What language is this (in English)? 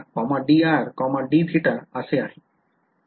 Marathi